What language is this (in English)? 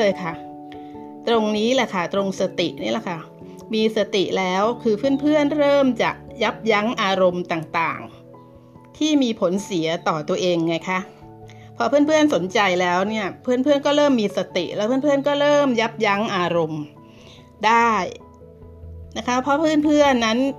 Thai